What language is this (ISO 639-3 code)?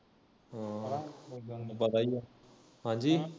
pan